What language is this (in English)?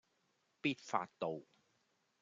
Cantonese